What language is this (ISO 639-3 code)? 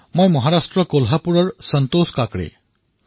asm